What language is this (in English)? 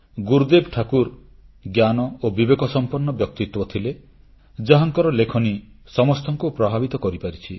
Odia